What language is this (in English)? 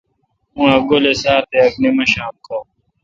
Kalkoti